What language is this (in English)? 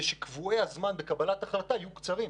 Hebrew